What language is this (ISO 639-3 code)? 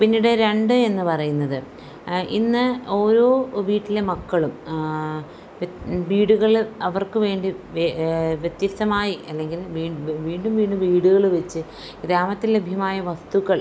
mal